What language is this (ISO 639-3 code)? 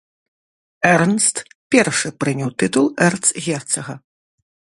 bel